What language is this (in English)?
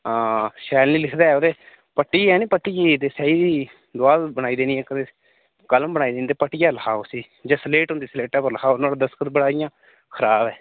Dogri